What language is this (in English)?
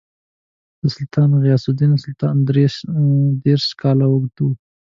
Pashto